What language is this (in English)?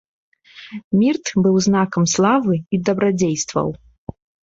Belarusian